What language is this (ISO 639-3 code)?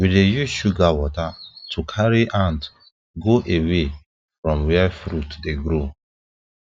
pcm